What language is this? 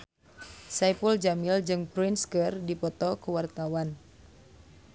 Sundanese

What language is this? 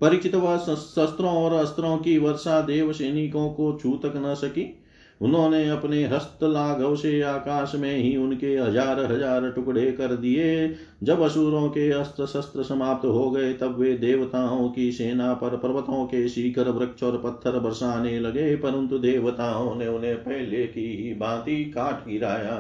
Hindi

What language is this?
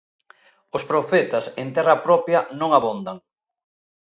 Galician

